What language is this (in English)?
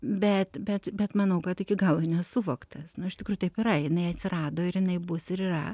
Lithuanian